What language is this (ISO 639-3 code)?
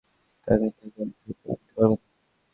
ben